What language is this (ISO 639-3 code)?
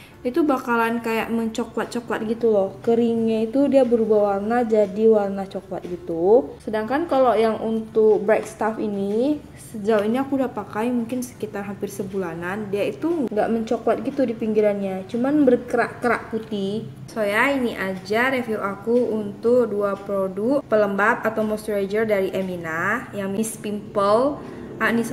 ind